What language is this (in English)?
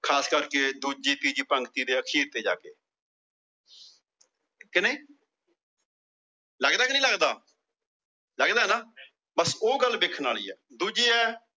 Punjabi